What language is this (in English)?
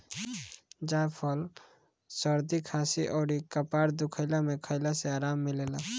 Bhojpuri